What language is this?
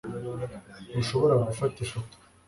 Kinyarwanda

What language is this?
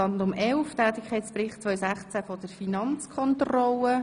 Swiss German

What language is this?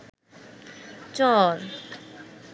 Bangla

